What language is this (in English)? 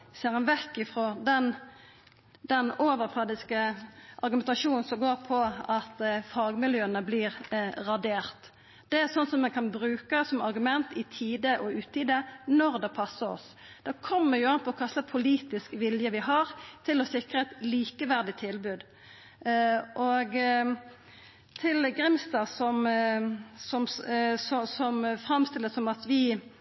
Norwegian Nynorsk